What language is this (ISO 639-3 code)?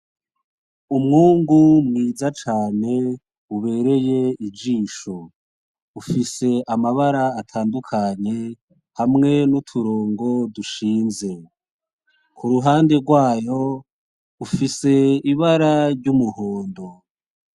run